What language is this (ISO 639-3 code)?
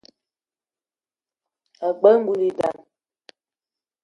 eto